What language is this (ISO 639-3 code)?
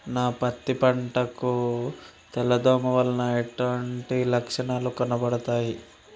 tel